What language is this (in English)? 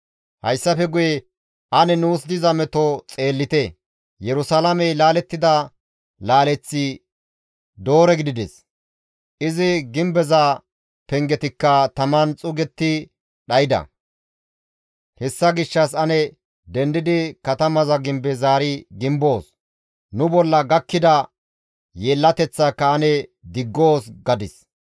Gamo